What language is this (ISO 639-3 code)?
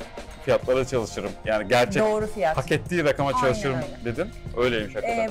tur